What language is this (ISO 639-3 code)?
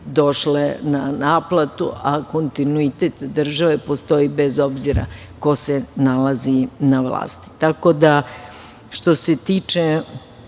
srp